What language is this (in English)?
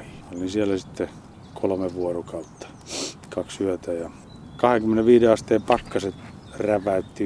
Finnish